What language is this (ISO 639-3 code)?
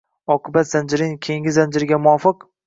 uzb